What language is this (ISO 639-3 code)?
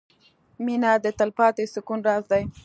pus